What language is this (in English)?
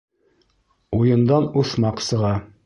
Bashkir